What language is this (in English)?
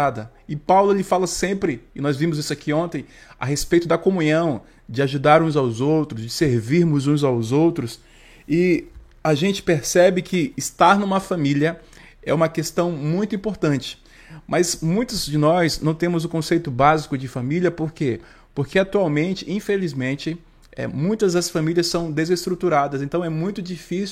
Portuguese